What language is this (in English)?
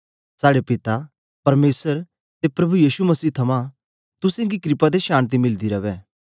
Dogri